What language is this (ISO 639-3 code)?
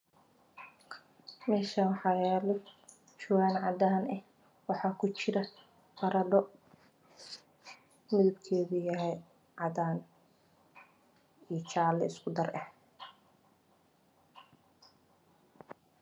som